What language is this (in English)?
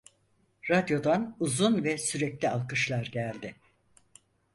Turkish